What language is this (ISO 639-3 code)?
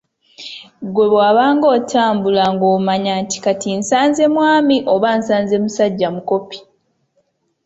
lug